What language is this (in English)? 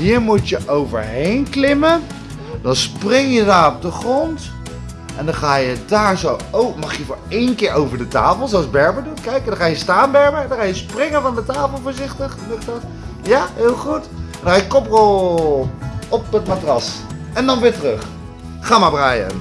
Dutch